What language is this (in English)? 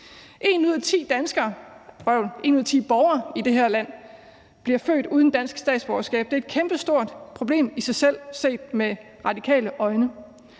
Danish